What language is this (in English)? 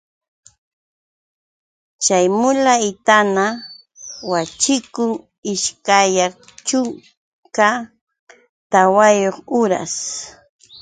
Yauyos Quechua